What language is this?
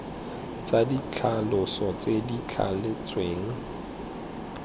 Tswana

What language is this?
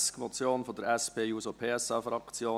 Swiss German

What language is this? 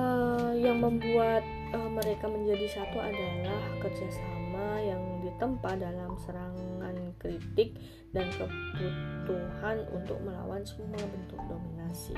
Indonesian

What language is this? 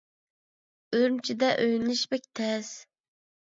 Uyghur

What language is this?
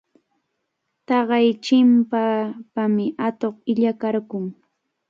Cajatambo North Lima Quechua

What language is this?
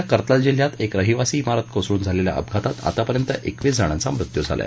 Marathi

